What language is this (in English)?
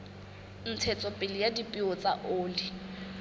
Southern Sotho